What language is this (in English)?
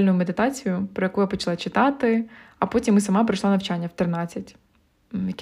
Ukrainian